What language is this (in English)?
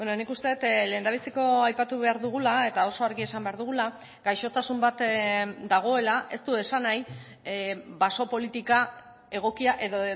Basque